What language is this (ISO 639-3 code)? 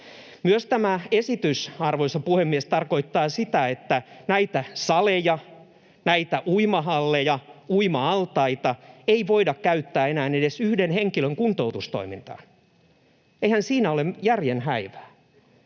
fin